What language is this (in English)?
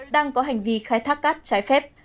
Vietnamese